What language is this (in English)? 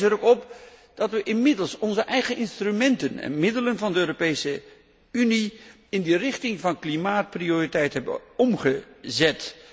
Dutch